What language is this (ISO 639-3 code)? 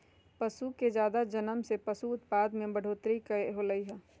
mag